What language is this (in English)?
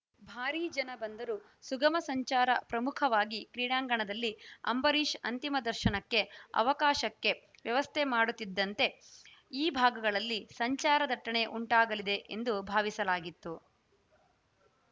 Kannada